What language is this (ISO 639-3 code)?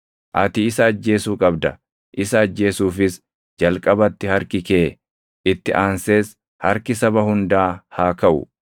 orm